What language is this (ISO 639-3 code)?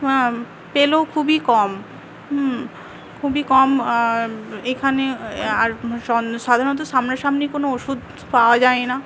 ben